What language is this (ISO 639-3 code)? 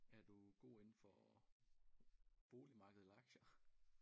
dan